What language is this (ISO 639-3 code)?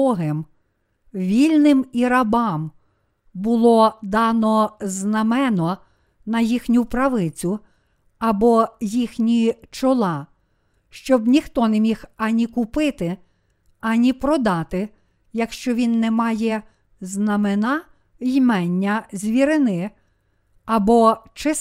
ukr